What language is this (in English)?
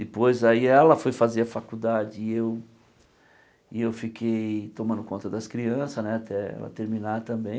Portuguese